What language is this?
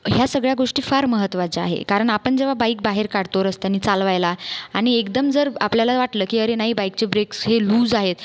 Marathi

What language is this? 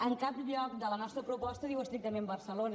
Catalan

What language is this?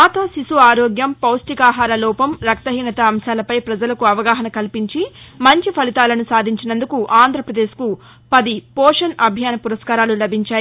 Telugu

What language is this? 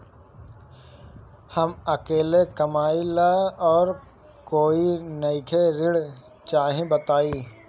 Bhojpuri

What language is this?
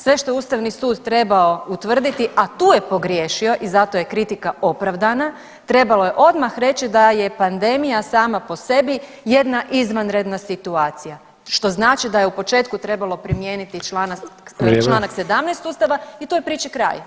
Croatian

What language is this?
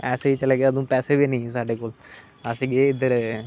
Dogri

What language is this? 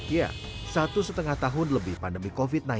Indonesian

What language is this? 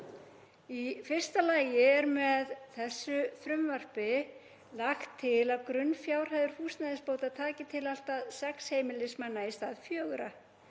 Icelandic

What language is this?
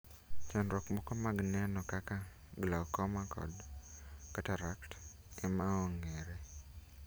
Luo (Kenya and Tanzania)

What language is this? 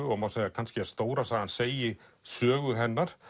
Icelandic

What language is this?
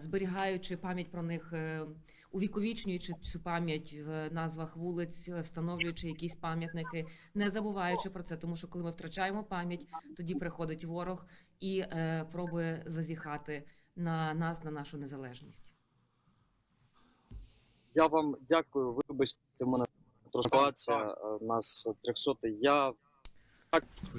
Ukrainian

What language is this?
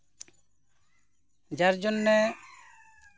Santali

